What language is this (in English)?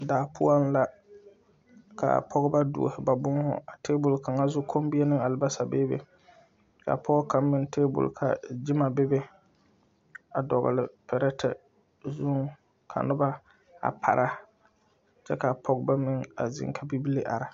Southern Dagaare